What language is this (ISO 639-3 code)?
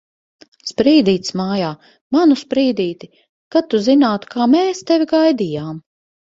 lav